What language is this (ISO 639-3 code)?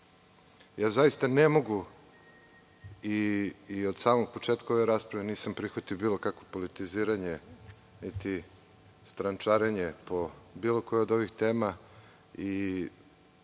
srp